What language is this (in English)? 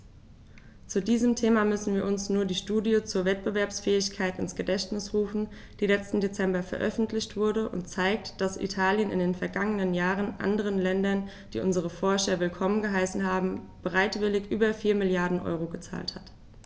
German